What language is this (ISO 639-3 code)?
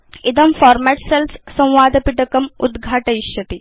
san